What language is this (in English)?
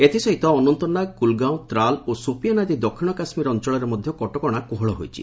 Odia